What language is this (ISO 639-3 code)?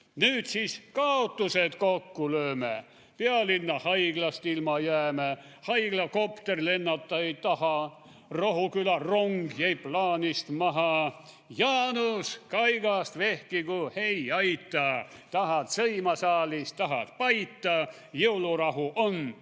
est